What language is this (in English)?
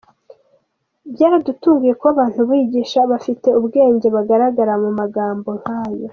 Kinyarwanda